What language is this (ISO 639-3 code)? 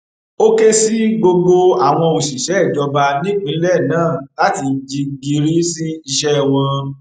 yor